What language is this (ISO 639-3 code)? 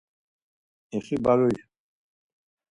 lzz